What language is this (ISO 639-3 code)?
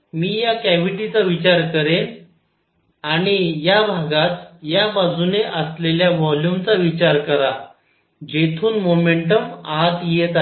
mar